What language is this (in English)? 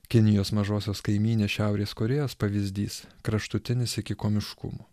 Lithuanian